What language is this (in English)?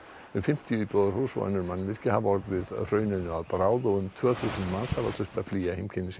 Icelandic